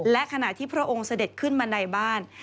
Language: Thai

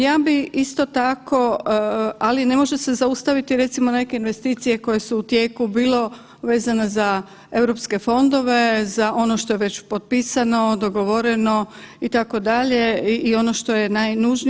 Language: Croatian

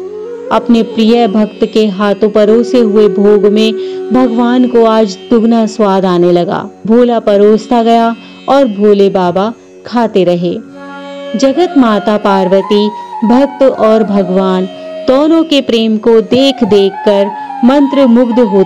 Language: Hindi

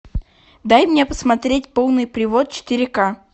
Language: Russian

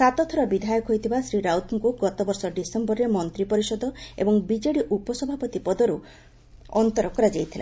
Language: Odia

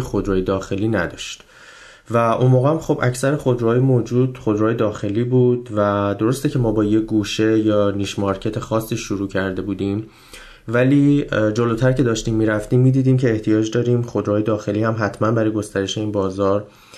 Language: Persian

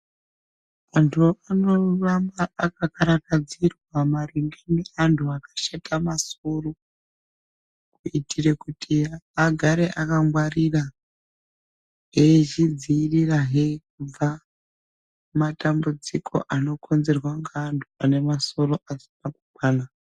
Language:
Ndau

